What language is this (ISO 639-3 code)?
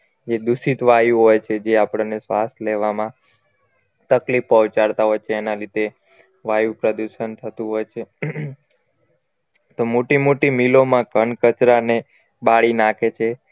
guj